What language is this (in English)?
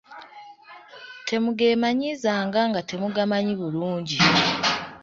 Ganda